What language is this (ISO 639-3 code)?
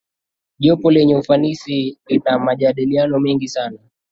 swa